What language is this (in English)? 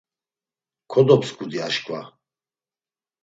Laz